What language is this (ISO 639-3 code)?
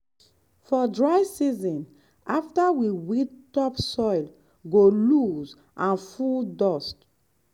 pcm